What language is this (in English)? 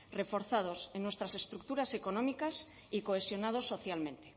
Spanish